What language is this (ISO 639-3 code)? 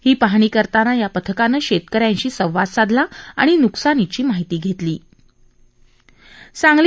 mar